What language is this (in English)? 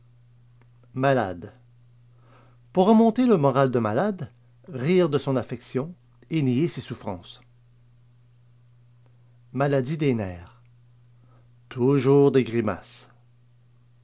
French